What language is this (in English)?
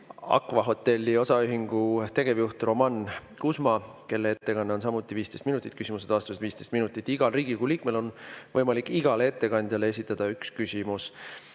Estonian